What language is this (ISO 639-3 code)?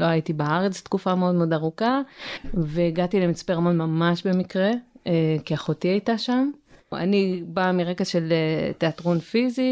heb